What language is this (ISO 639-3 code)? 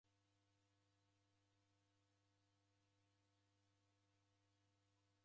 dav